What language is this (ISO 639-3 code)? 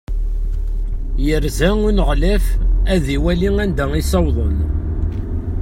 kab